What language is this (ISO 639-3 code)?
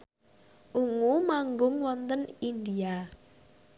jav